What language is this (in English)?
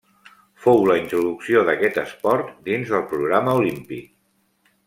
Catalan